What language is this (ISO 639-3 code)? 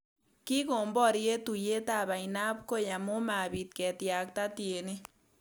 kln